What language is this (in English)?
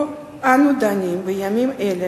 Hebrew